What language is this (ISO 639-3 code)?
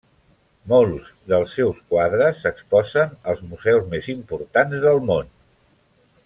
cat